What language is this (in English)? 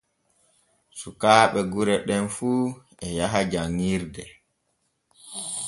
Borgu Fulfulde